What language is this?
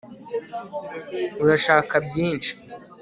Kinyarwanda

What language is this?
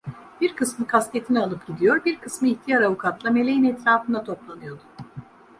Turkish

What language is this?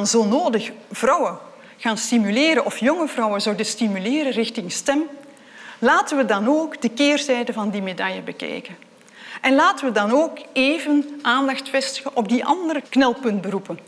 Dutch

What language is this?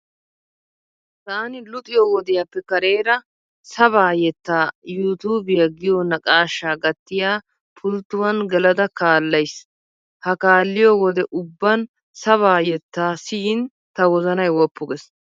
Wolaytta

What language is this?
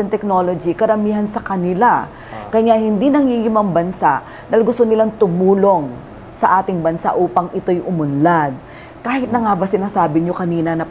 Filipino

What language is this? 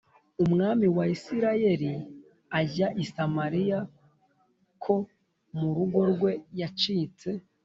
Kinyarwanda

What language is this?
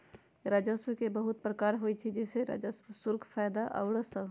Magahi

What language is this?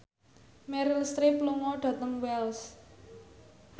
Javanese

